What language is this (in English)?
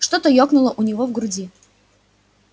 Russian